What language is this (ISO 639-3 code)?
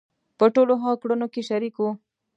pus